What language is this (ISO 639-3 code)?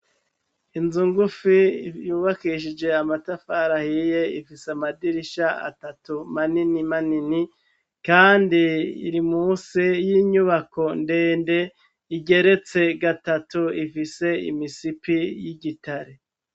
run